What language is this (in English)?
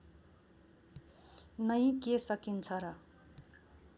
Nepali